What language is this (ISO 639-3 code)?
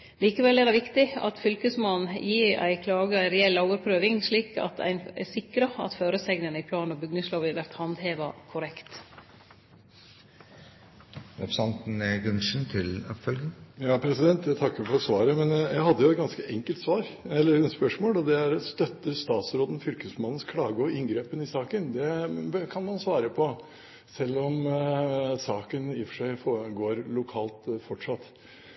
nor